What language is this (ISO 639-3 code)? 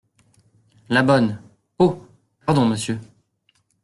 fra